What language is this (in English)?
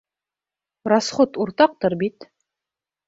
Bashkir